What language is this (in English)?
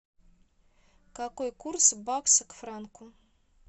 Russian